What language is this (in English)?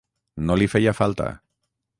Catalan